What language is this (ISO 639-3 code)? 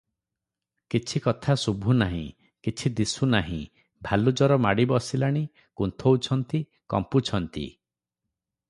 ori